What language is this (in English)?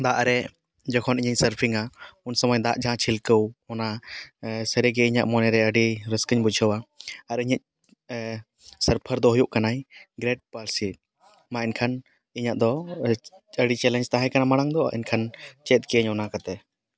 Santali